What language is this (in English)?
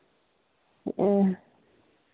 Santali